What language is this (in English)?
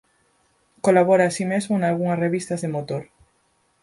Galician